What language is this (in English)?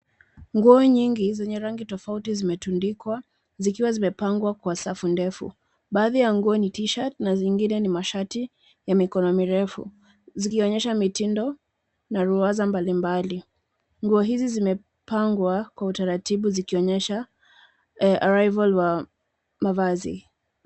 Swahili